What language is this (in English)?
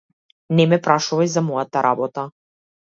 Macedonian